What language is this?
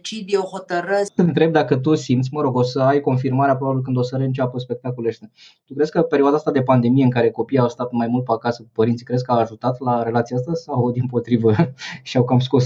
Romanian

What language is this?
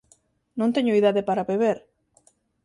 Galician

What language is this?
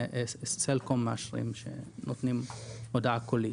Hebrew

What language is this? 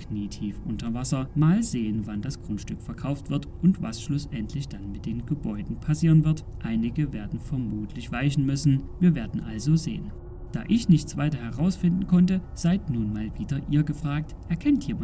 German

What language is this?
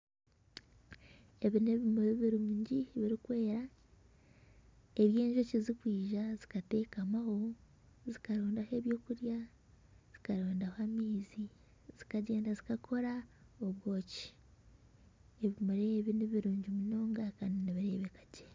Nyankole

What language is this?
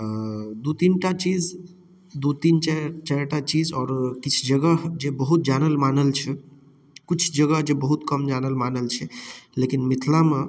Maithili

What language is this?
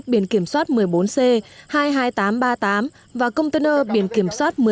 Vietnamese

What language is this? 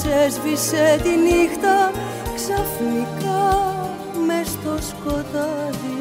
Greek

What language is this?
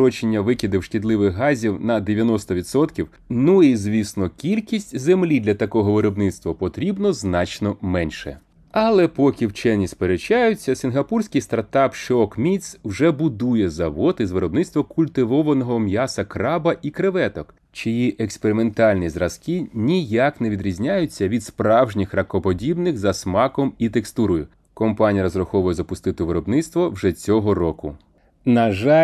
Ukrainian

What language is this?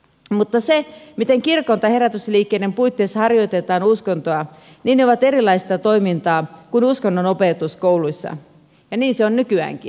Finnish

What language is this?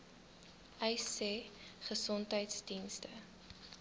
Afrikaans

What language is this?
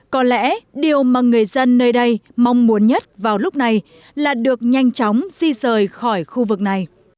Vietnamese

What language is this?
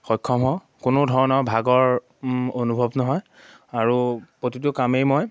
Assamese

